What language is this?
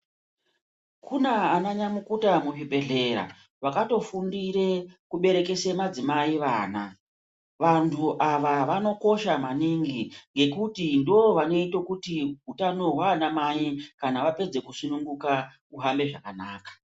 Ndau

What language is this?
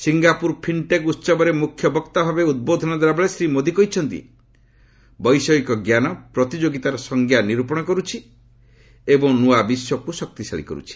Odia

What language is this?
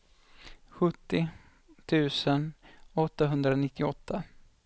Swedish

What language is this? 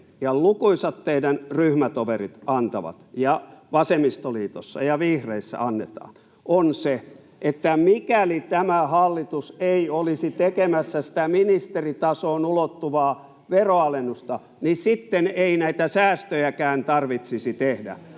Finnish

